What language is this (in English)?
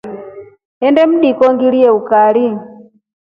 Rombo